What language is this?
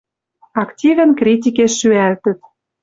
Western Mari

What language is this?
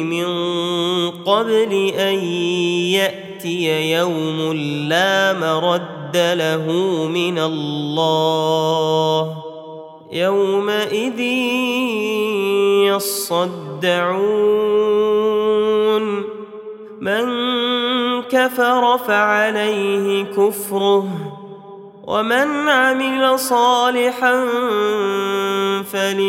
Arabic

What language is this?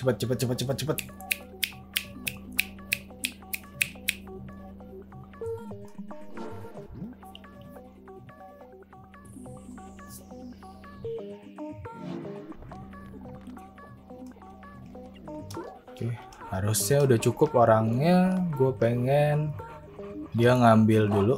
Indonesian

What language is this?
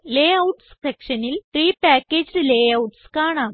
Malayalam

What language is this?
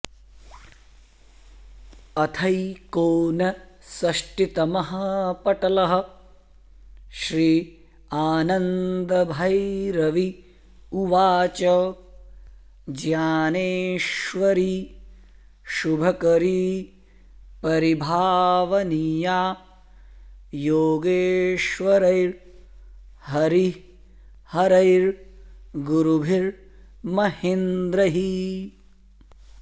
Sanskrit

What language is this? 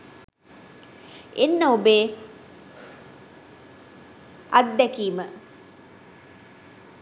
Sinhala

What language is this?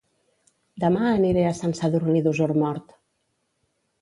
Catalan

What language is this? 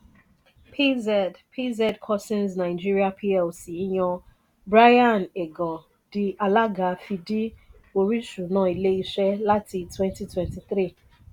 Yoruba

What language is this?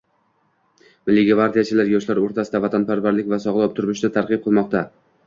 Uzbek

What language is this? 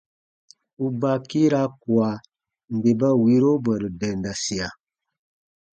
Baatonum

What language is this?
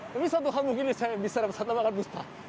Indonesian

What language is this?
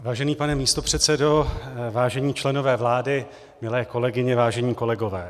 Czech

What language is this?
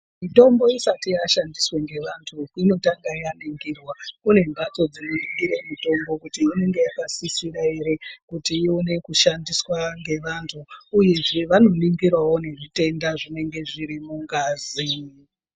Ndau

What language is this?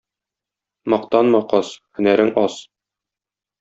Tatar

